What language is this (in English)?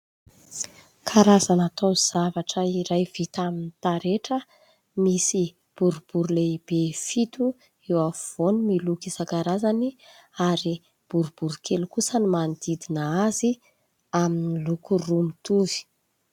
Malagasy